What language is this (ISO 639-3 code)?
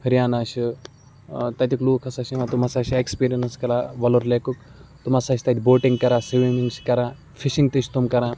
kas